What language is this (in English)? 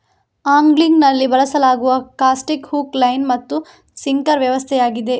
Kannada